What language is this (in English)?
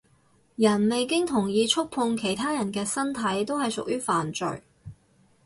Cantonese